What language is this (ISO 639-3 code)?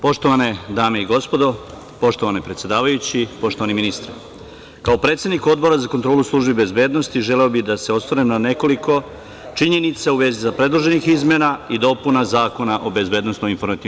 srp